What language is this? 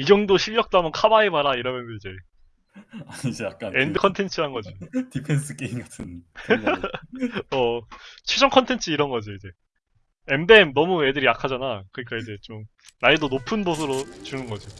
Korean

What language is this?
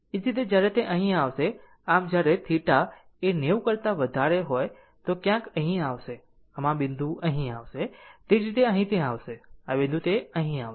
Gujarati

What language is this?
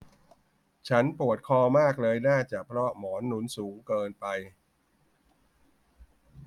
Thai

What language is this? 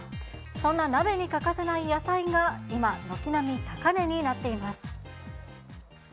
Japanese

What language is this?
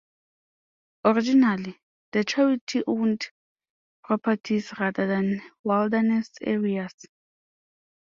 English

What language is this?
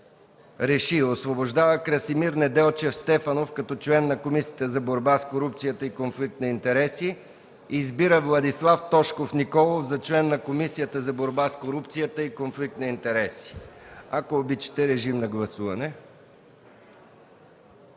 Bulgarian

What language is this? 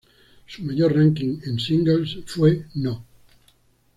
Spanish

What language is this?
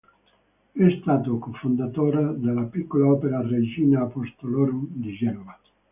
Italian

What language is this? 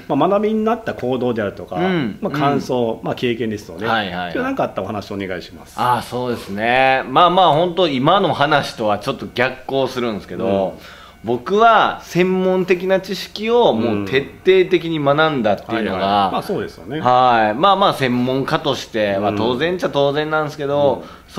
Japanese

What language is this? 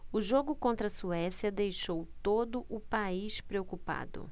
Portuguese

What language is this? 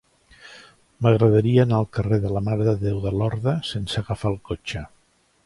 Catalan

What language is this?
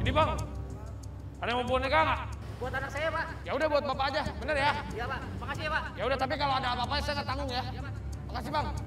Indonesian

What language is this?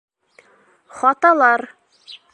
Bashkir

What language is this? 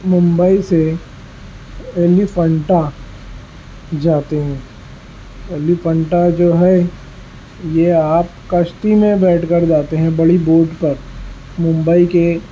Urdu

